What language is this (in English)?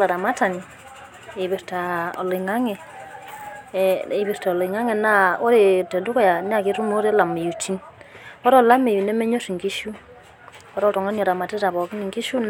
Masai